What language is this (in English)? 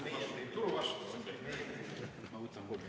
Estonian